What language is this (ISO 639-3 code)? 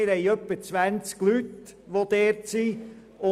gsw